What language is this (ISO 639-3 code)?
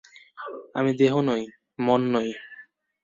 ben